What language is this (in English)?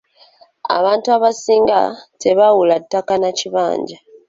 Ganda